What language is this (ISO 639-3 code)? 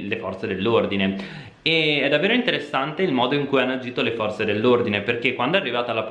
ita